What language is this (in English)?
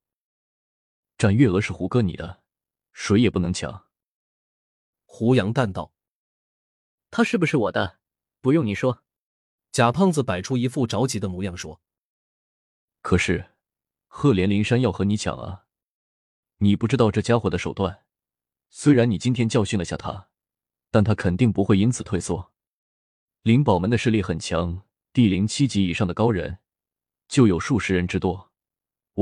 Chinese